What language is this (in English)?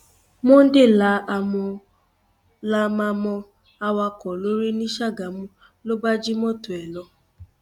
Yoruba